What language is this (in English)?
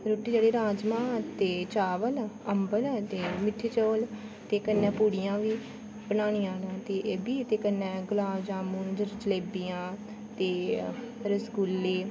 Dogri